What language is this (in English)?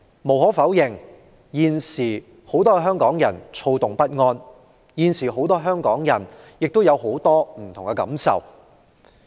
Cantonese